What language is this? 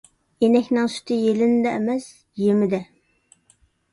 Uyghur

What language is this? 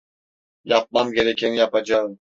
Turkish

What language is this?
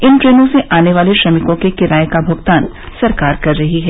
Hindi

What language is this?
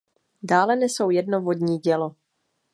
Czech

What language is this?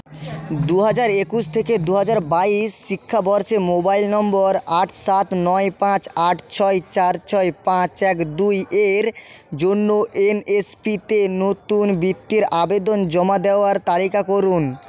Bangla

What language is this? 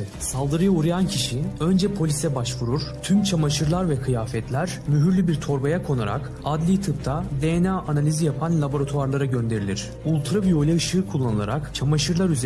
Turkish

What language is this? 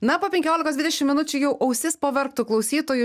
Lithuanian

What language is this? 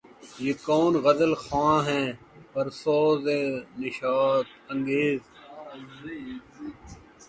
Urdu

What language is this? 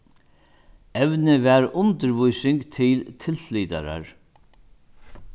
Faroese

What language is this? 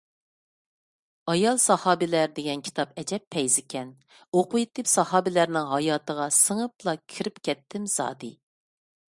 Uyghur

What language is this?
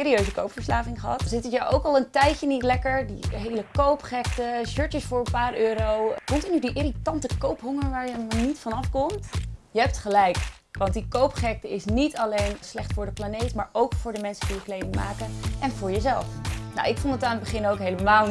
Dutch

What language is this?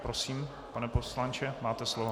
Czech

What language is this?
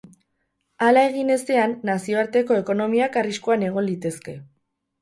Basque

